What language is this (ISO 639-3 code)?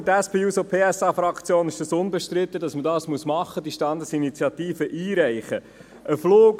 gsw